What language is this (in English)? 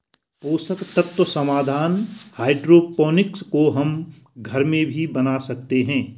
Hindi